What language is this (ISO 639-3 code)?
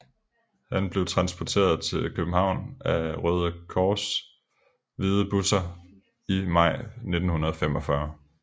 dan